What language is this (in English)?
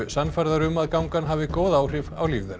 Icelandic